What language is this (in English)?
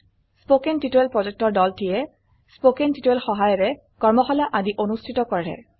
Assamese